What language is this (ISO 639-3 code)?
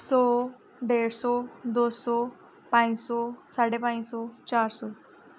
doi